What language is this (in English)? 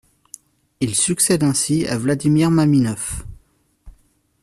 French